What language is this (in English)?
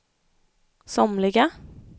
Swedish